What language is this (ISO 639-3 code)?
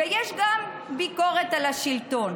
heb